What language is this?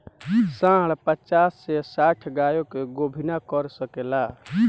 Bhojpuri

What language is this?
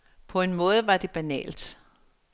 Danish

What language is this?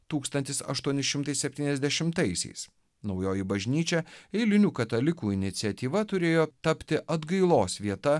Lithuanian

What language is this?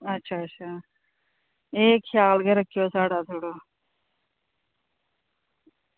Dogri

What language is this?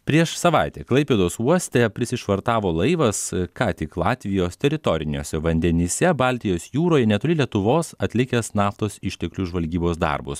Lithuanian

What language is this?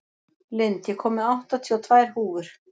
Icelandic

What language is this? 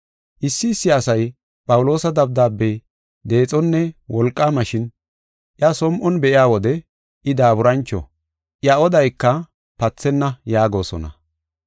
Gofa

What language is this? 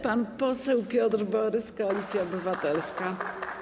Polish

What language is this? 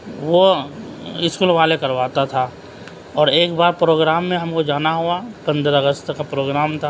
Urdu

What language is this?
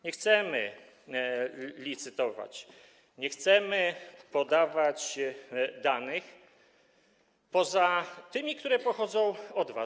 Polish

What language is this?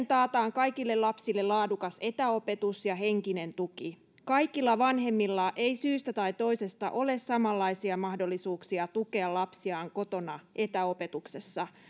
Finnish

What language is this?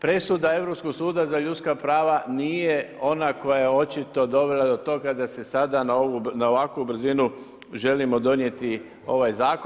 Croatian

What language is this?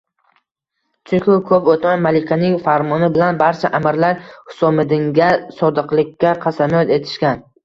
Uzbek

